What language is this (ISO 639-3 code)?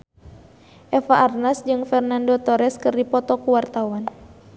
sun